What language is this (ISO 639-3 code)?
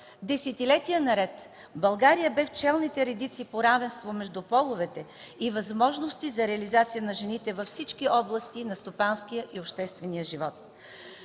bul